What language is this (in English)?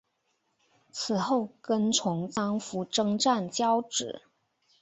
Chinese